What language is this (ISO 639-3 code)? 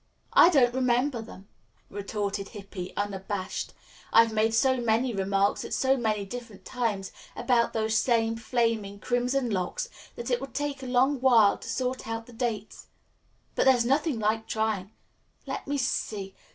eng